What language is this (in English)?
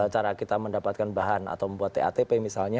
Indonesian